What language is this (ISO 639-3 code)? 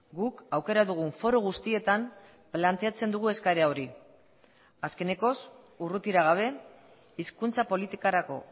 eus